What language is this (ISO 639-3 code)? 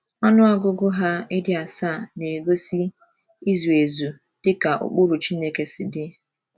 ibo